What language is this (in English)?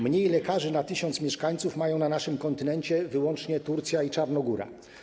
Polish